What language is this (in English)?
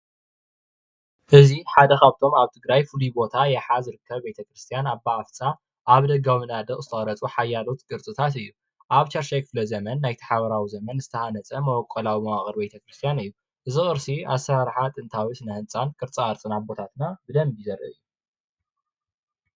Tigrinya